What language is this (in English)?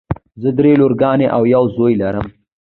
Pashto